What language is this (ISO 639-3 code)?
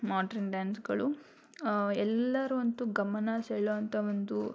kan